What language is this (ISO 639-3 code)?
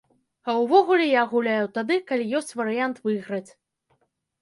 bel